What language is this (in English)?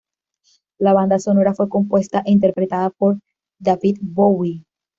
Spanish